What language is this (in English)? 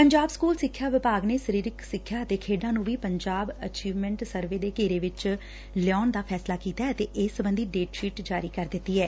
Punjabi